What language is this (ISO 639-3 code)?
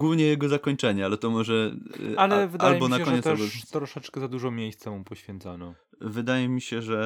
pol